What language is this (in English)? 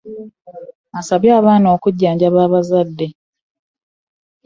Ganda